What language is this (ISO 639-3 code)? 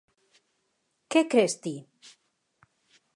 glg